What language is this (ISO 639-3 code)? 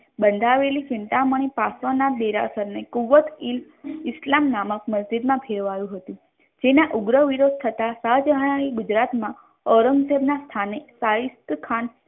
guj